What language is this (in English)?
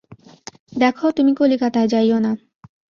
Bangla